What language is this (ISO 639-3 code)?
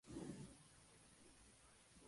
spa